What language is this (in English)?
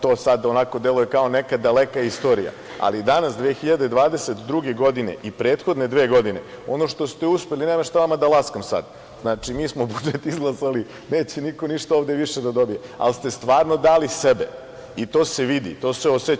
Serbian